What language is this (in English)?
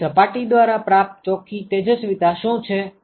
Gujarati